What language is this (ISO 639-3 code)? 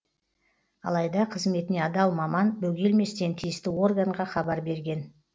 kaz